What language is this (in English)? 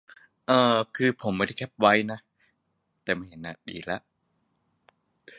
Thai